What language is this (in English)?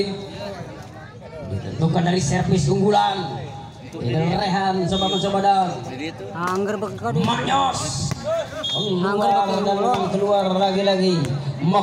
Indonesian